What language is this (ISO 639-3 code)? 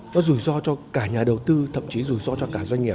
vie